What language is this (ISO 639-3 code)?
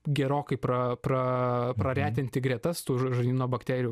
lit